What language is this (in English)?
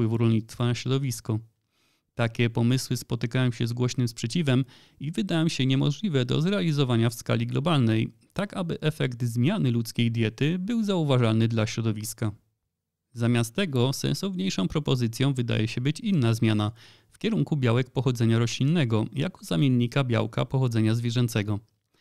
Polish